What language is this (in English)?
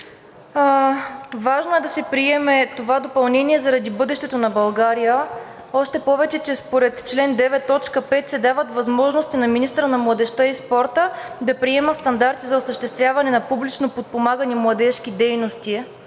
Bulgarian